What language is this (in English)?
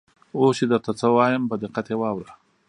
Pashto